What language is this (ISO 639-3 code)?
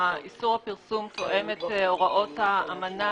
heb